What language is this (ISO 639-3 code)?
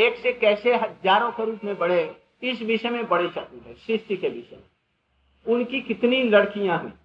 hin